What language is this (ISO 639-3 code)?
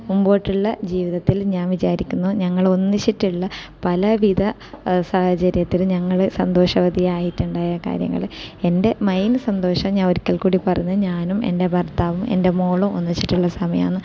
mal